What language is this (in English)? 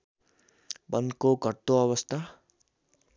Nepali